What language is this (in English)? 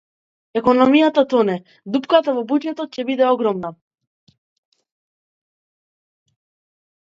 Macedonian